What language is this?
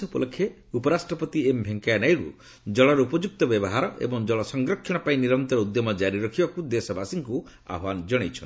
Odia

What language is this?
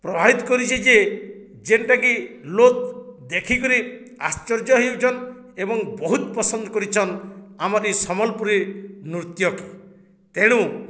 Odia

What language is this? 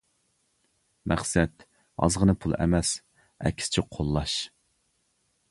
Uyghur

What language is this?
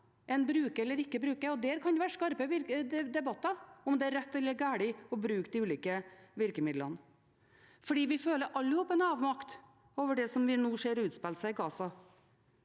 Norwegian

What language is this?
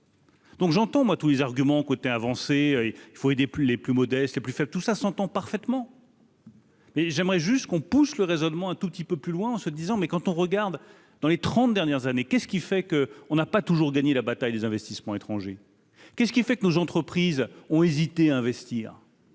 French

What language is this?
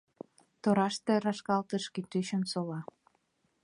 Mari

